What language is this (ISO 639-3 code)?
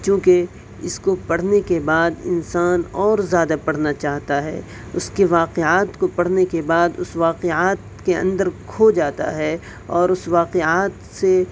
urd